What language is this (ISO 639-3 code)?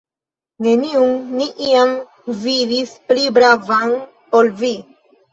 epo